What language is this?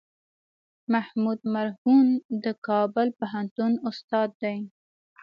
Pashto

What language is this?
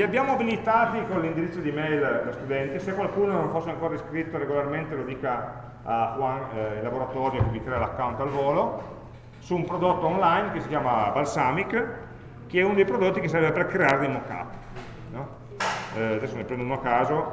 Italian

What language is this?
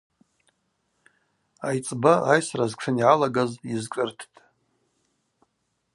Abaza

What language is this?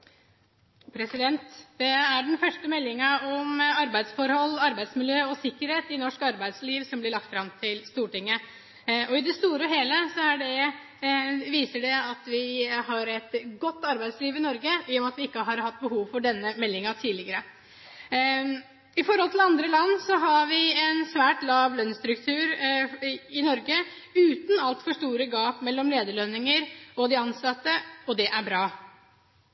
Norwegian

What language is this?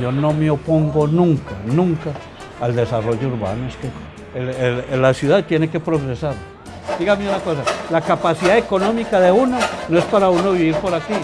Spanish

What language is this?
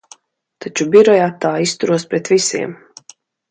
Latvian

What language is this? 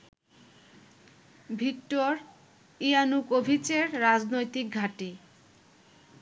Bangla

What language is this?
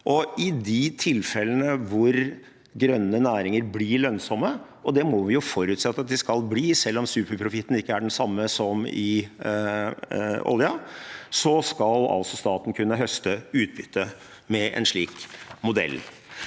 Norwegian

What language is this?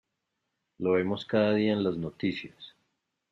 Spanish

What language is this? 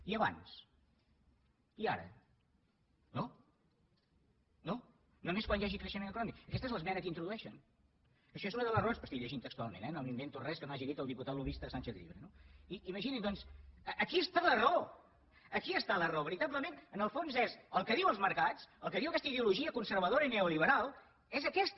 Catalan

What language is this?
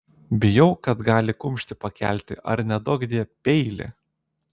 Lithuanian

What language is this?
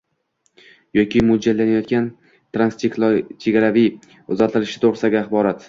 Uzbek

